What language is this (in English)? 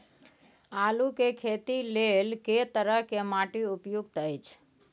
Maithili